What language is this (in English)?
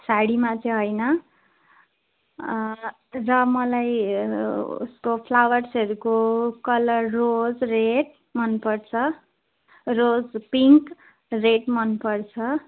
Nepali